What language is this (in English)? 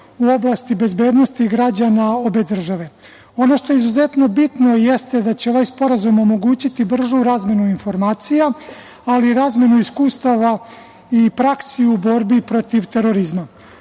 Serbian